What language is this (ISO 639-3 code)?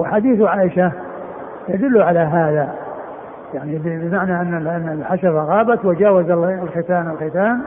ara